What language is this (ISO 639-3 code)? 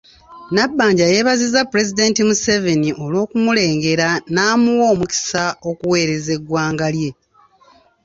lug